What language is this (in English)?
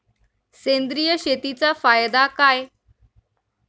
Marathi